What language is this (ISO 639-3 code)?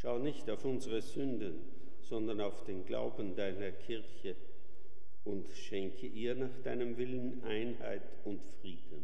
deu